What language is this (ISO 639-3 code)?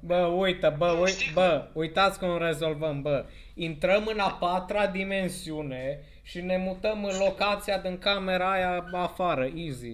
ron